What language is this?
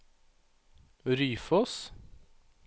Norwegian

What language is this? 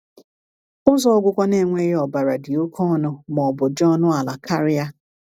Igbo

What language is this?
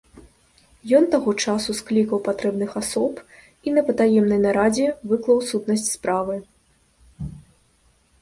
Belarusian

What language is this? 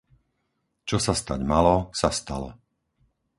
Slovak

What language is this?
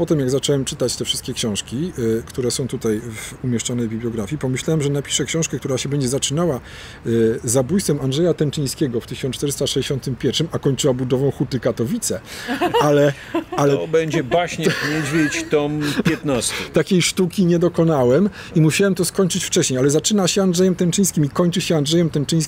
Polish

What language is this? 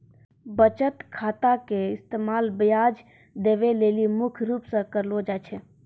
Maithili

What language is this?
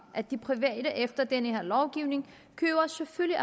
Danish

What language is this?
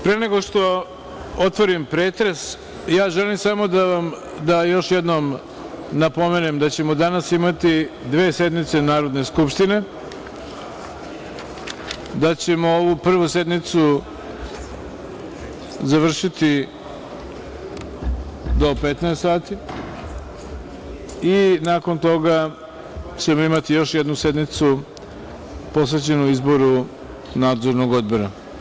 Serbian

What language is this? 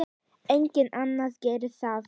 Icelandic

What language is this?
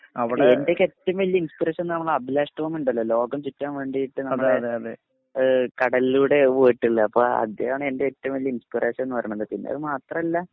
Malayalam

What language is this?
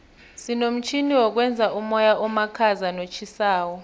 South Ndebele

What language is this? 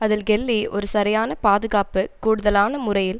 Tamil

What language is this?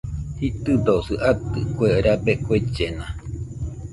Nüpode Huitoto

